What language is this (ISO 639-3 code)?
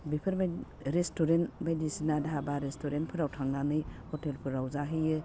brx